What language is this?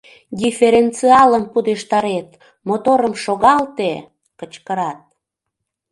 Mari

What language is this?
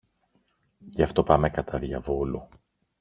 Greek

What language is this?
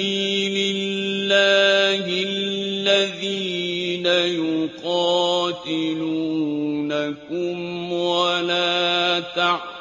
Arabic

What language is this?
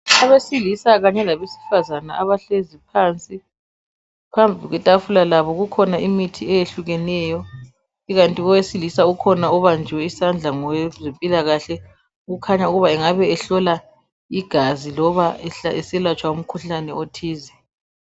North Ndebele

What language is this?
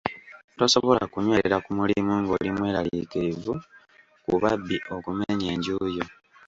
Ganda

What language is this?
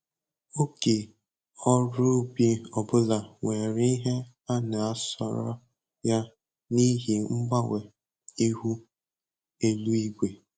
Igbo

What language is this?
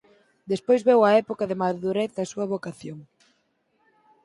Galician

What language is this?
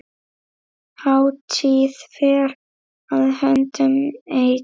Icelandic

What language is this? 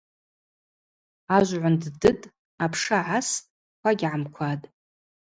Abaza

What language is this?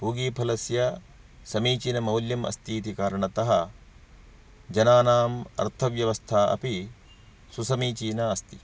Sanskrit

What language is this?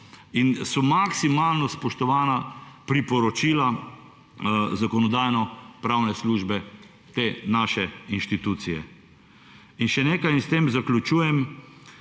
Slovenian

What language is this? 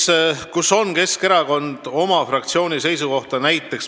Estonian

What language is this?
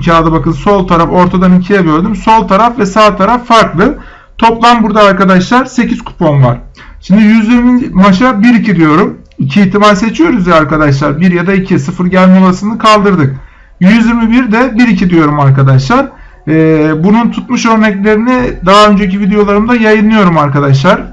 Turkish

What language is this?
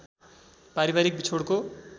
Nepali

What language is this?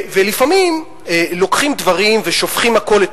Hebrew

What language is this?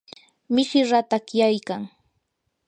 Yanahuanca Pasco Quechua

